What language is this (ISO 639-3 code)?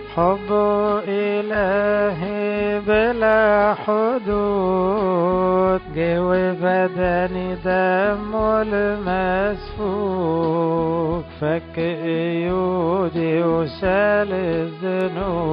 ara